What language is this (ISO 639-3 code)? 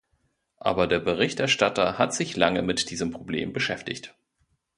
deu